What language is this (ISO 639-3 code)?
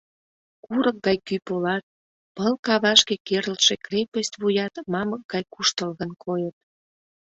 chm